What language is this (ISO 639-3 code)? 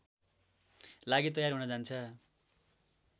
nep